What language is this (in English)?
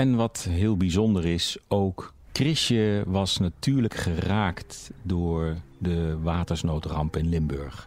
Dutch